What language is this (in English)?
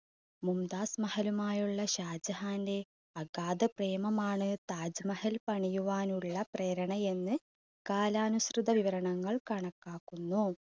Malayalam